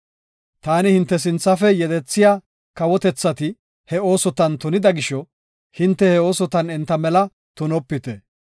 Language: Gofa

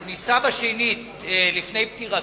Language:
Hebrew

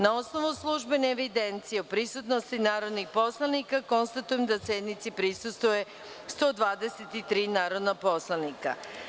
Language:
Serbian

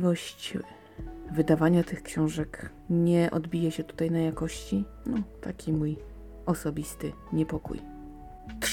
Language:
Polish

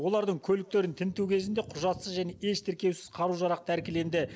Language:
Kazakh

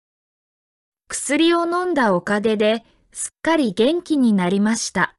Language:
Japanese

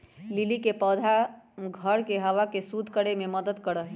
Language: Magahi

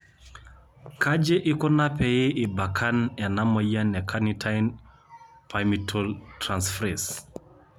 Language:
Masai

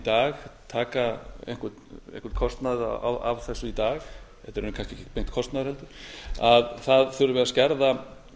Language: Icelandic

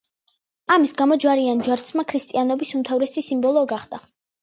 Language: Georgian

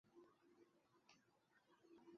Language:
Chinese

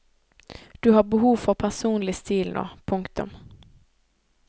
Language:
Norwegian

